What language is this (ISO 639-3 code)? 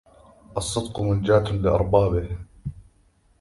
ara